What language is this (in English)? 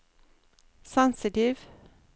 Norwegian